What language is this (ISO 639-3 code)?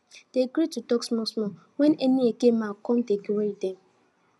pcm